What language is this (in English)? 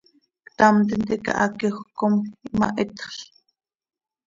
Seri